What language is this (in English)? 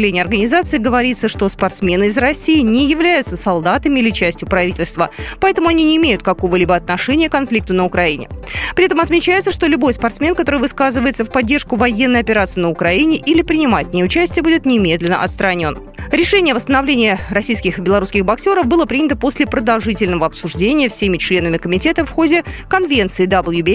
Russian